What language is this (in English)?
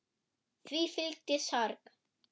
Icelandic